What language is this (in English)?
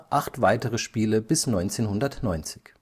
German